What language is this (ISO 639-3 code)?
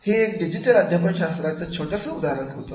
mar